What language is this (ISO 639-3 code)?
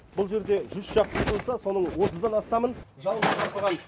kaz